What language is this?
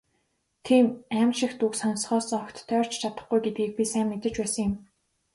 Mongolian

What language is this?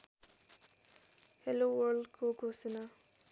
Nepali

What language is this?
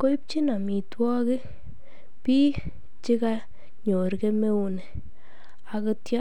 Kalenjin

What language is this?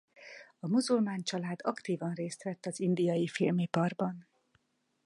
Hungarian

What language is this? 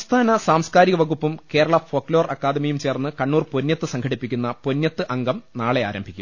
Malayalam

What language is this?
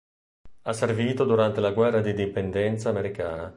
Italian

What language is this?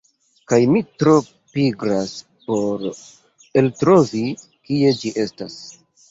Esperanto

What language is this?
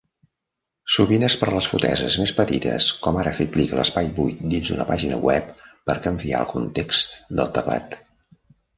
Catalan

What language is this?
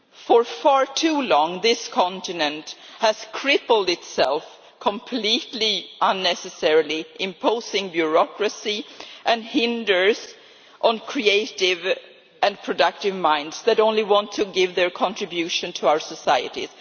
English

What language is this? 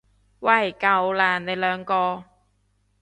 Cantonese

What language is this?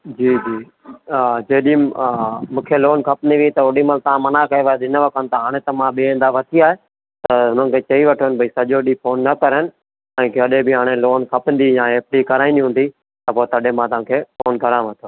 Sindhi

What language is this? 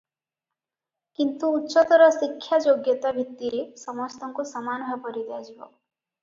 Odia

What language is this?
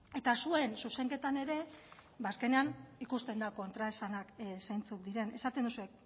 Basque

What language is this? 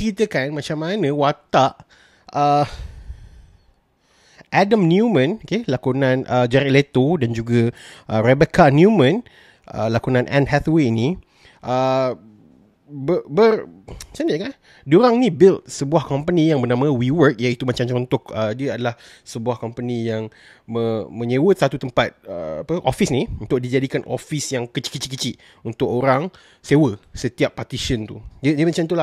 Malay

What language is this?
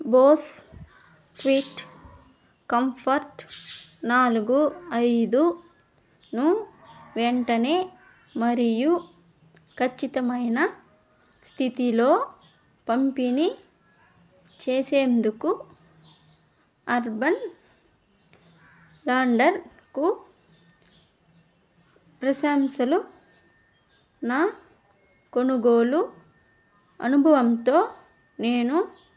Telugu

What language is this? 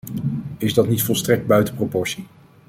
Dutch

